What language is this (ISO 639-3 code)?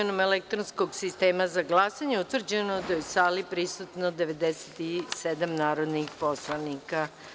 srp